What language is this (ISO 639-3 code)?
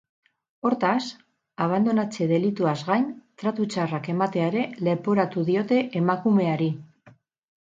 eus